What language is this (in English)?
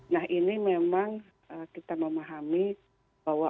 Indonesian